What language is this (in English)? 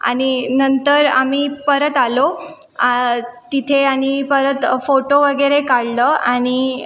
Marathi